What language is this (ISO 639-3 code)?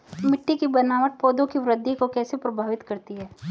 hin